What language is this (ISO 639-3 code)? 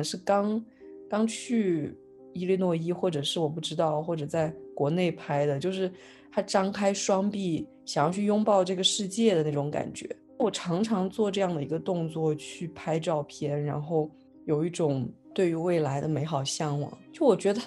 zho